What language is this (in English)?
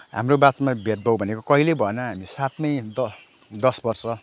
Nepali